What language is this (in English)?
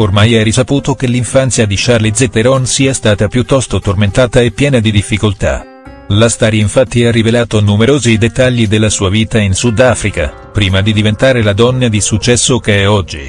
Italian